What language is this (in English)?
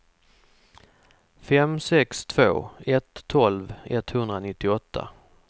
Swedish